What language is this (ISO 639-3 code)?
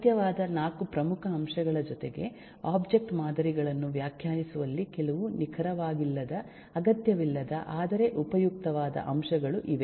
kan